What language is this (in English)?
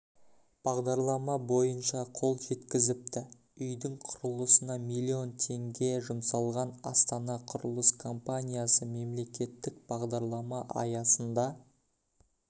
Kazakh